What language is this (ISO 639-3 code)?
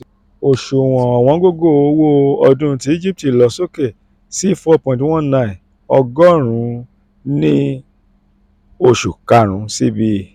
yor